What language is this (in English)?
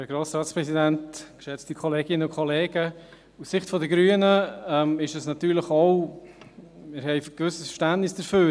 Swiss German